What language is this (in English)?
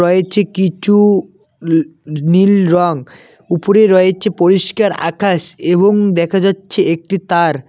Bangla